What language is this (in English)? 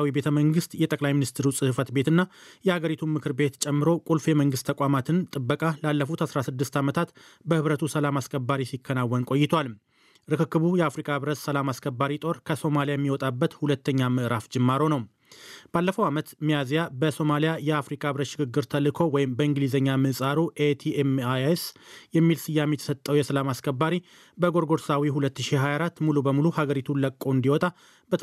Amharic